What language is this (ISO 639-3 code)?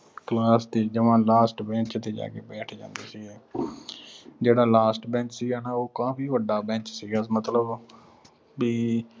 pan